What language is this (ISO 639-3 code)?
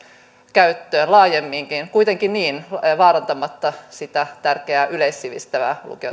fin